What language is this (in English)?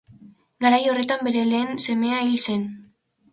Basque